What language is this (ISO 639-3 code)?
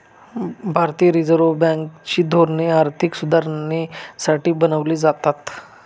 mar